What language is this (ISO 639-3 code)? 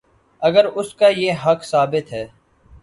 urd